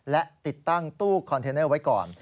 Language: Thai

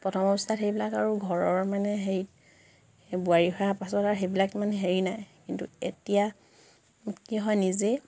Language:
Assamese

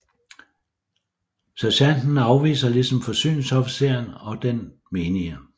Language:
Danish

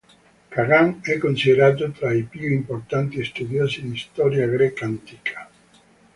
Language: Italian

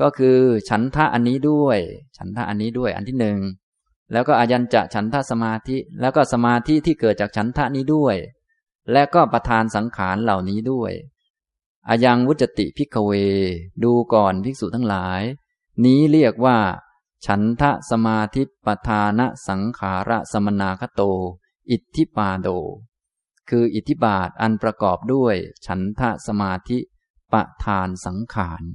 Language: Thai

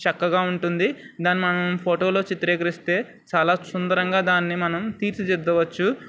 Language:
Telugu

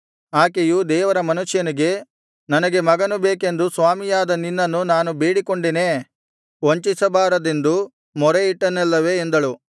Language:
Kannada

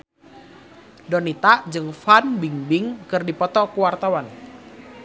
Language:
Sundanese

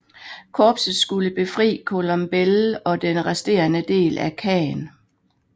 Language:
Danish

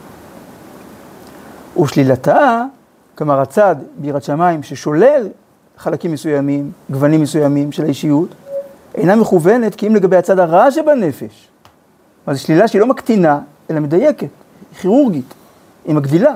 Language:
Hebrew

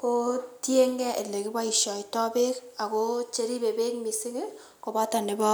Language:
Kalenjin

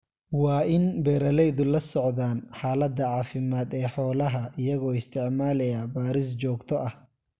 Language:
Somali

